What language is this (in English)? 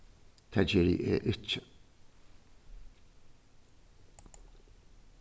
Faroese